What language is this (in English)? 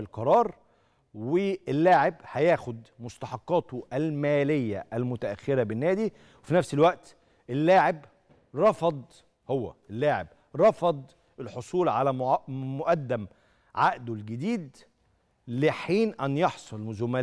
Arabic